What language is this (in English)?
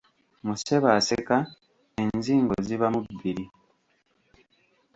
Ganda